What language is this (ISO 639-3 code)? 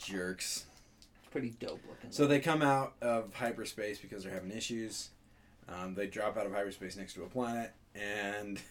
eng